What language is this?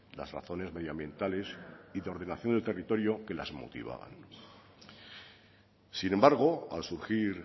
Spanish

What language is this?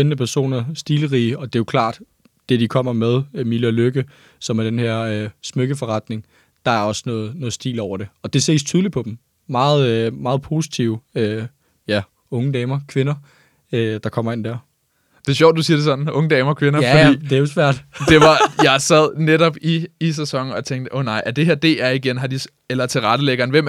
Danish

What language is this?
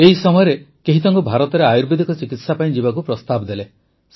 Odia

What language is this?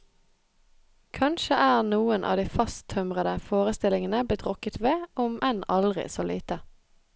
Norwegian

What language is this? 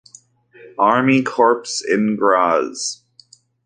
English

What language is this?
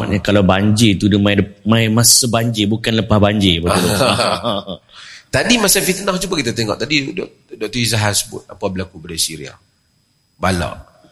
Malay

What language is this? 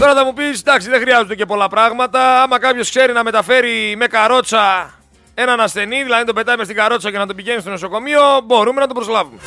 Greek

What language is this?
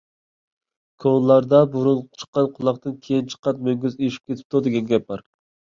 Uyghur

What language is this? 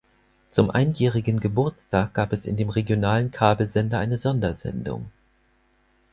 German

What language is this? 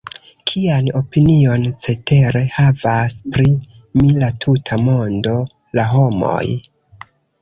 Esperanto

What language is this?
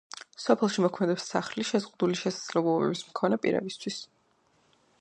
Georgian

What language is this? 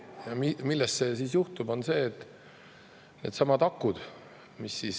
Estonian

